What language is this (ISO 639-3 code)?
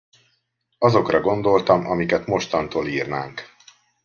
hun